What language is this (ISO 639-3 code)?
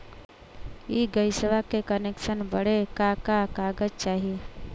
bho